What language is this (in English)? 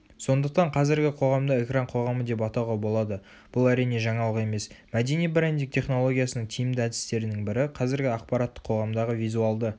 Kazakh